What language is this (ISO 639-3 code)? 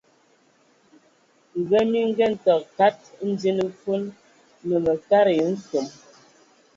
ewo